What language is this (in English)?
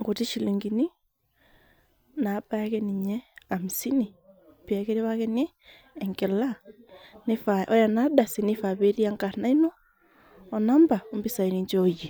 Masai